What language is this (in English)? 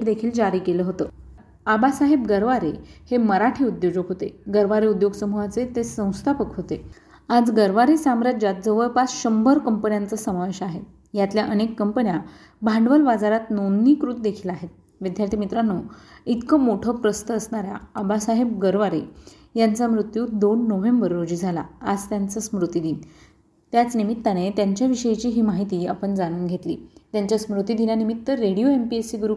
Marathi